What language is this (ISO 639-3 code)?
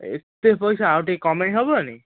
ori